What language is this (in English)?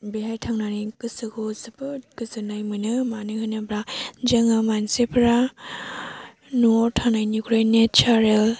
Bodo